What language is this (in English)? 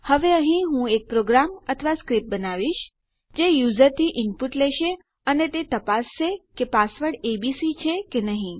Gujarati